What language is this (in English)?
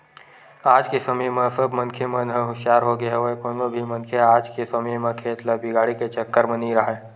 Chhattisgarhi